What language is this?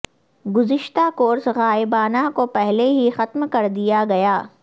Urdu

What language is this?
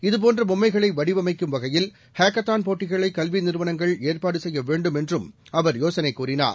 Tamil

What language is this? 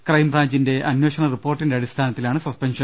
Malayalam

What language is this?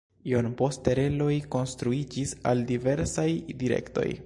Esperanto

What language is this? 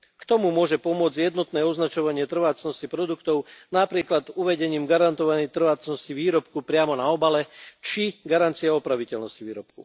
Slovak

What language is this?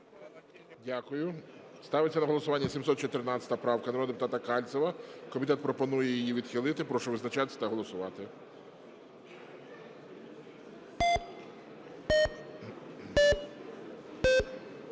Ukrainian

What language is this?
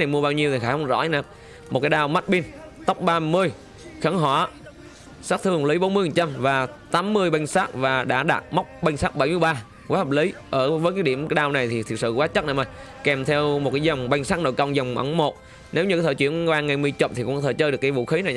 Vietnamese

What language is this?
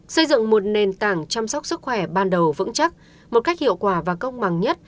Vietnamese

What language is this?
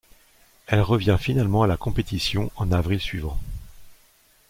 French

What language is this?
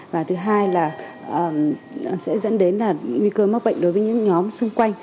Vietnamese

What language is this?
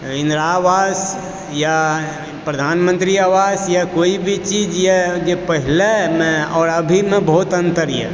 Maithili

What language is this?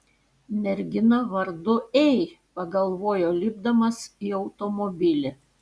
Lithuanian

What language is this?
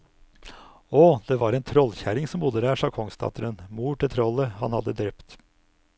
Norwegian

